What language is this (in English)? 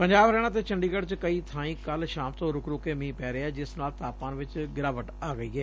Punjabi